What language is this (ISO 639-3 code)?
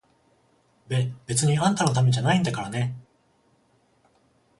jpn